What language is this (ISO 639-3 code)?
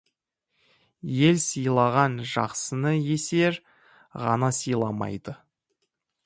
kaz